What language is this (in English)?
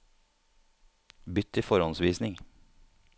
Norwegian